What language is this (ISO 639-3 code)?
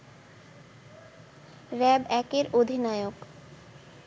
ben